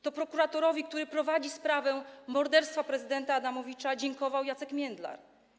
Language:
Polish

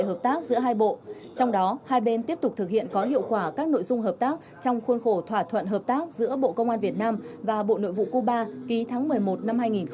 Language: Vietnamese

